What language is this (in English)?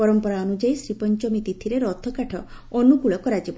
Odia